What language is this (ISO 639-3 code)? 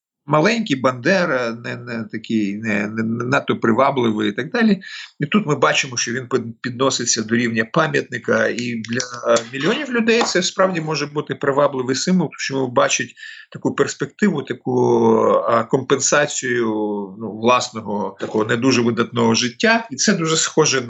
ukr